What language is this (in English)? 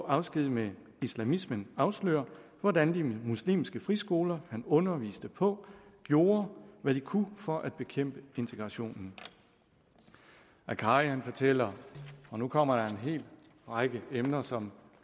Danish